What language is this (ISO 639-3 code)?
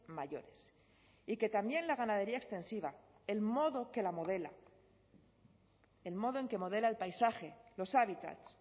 spa